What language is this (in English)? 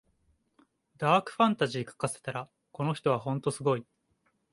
Japanese